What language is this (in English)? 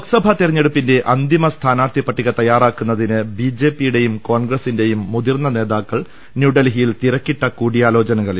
Malayalam